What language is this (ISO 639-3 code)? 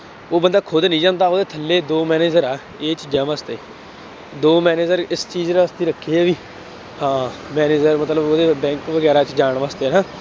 pan